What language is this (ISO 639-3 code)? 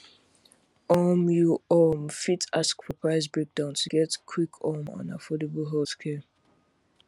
pcm